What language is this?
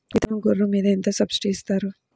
Telugu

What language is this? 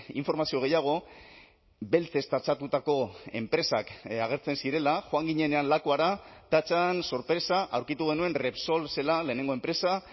Basque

